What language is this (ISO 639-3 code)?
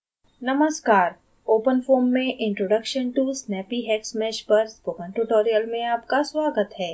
hin